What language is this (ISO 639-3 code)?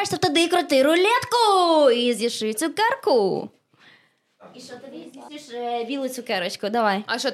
ukr